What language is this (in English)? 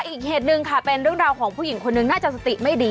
Thai